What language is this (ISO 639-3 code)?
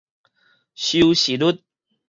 nan